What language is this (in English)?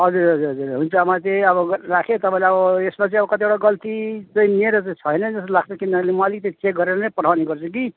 Nepali